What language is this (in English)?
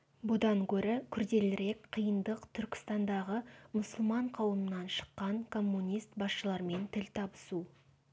Kazakh